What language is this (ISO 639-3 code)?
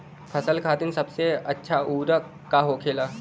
bho